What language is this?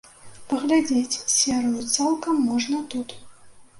Belarusian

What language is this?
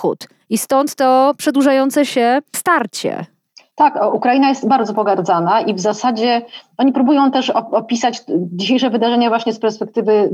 Polish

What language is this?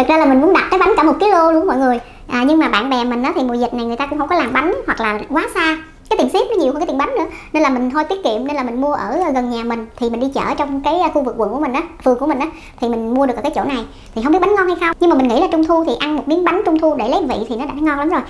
Vietnamese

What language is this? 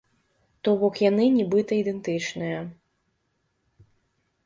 Belarusian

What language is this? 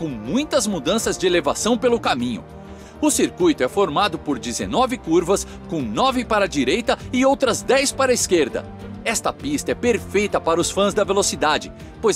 Portuguese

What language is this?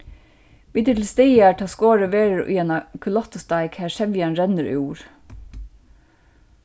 Faroese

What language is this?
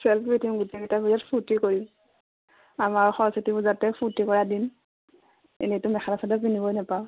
Assamese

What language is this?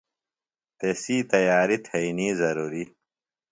Phalura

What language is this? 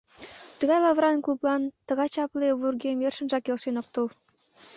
Mari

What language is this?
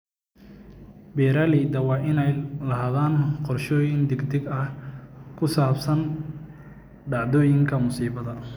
Somali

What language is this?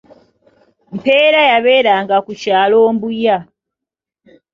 Ganda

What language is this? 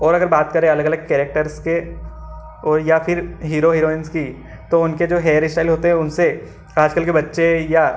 Hindi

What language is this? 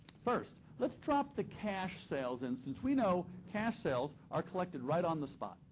English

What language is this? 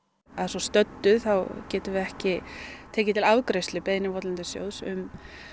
Icelandic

